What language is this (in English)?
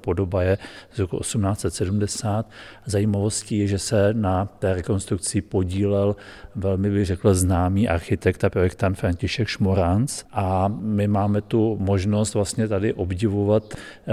Czech